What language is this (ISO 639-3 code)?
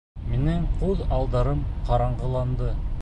bak